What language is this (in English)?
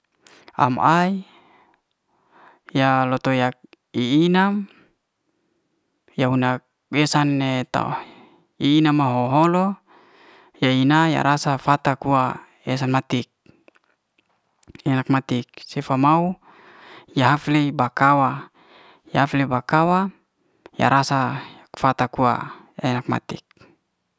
Liana-Seti